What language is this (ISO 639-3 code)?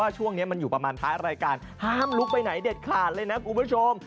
tha